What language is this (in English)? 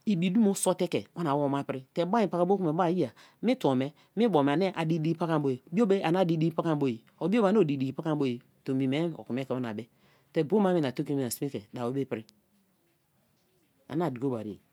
Kalabari